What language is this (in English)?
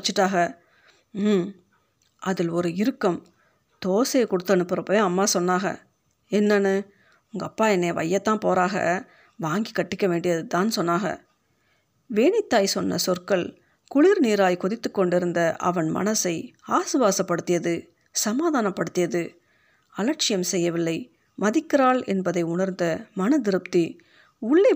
Tamil